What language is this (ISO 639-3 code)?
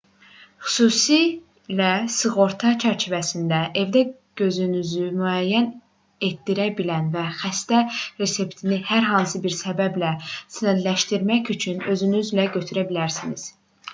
aze